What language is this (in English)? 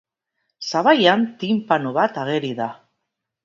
Basque